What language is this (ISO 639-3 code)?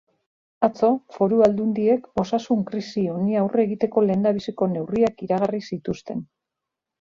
eus